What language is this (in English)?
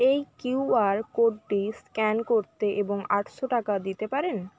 Bangla